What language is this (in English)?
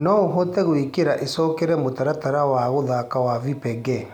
Kikuyu